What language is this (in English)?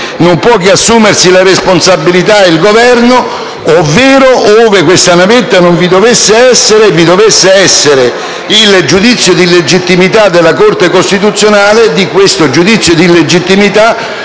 Italian